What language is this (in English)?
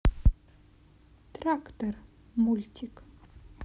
Russian